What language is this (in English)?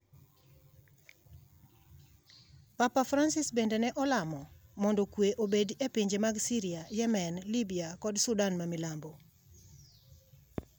Luo (Kenya and Tanzania)